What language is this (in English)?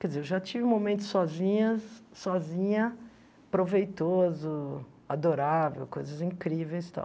Portuguese